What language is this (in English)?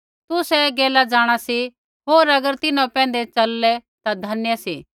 Kullu Pahari